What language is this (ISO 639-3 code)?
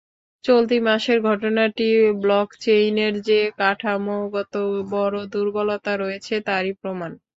ben